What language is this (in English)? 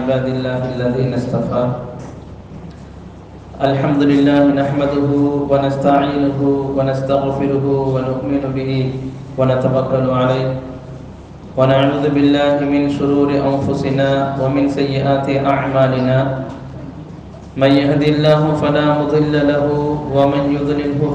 Indonesian